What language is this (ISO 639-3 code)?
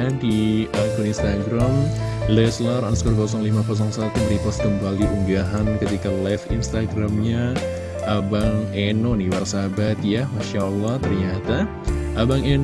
ind